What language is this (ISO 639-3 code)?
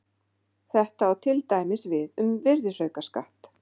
isl